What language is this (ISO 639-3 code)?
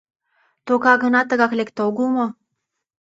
chm